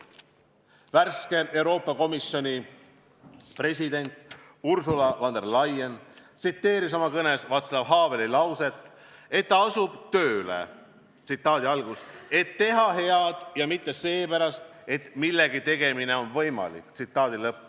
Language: Estonian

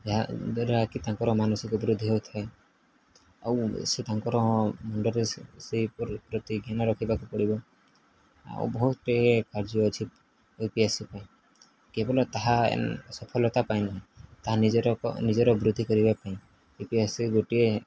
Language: Odia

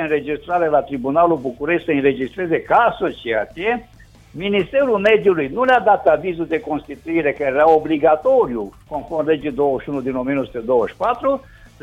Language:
Romanian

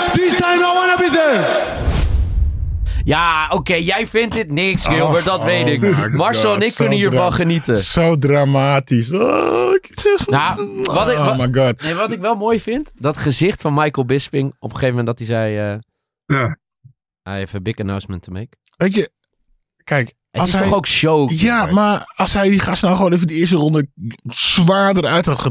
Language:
Dutch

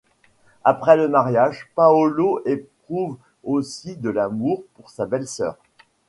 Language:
French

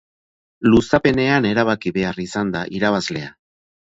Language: Basque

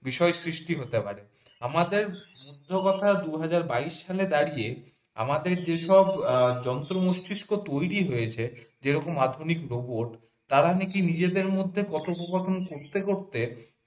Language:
Bangla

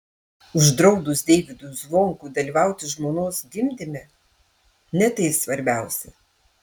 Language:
Lithuanian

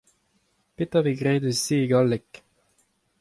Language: Breton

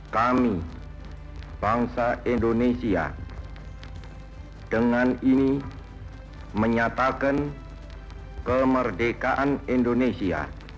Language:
Indonesian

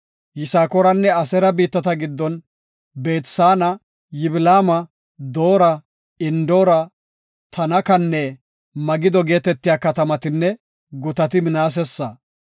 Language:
Gofa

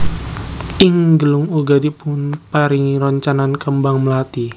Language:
Javanese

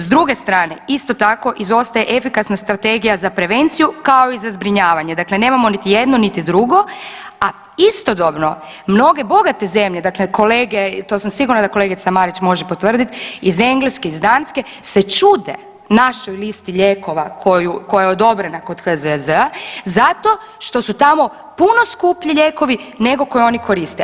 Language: Croatian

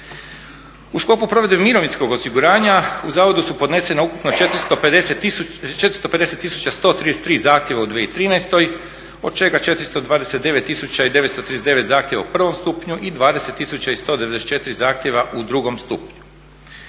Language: Croatian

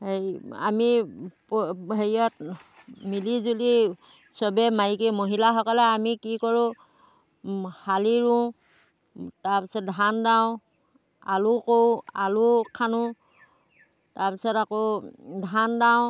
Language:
Assamese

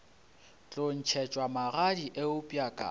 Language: Northern Sotho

